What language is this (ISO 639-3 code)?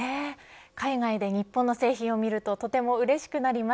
jpn